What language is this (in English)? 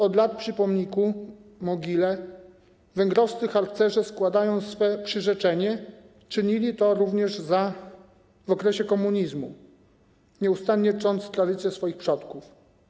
Polish